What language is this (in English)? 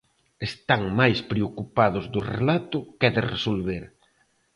Galician